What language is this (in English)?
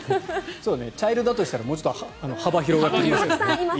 Japanese